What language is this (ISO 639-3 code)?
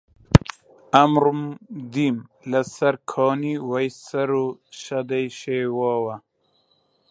ckb